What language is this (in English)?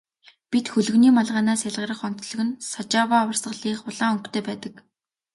Mongolian